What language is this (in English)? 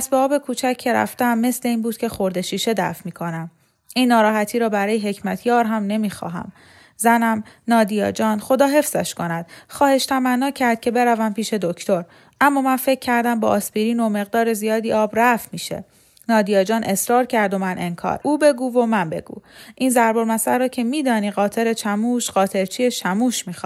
Persian